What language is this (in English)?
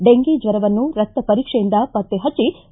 Kannada